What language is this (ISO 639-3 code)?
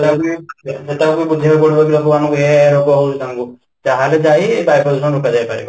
ori